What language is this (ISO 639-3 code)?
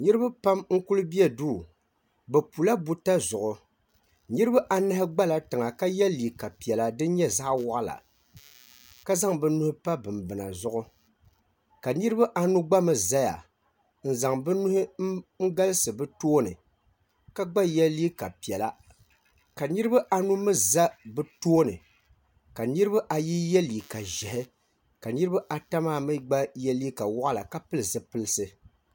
dag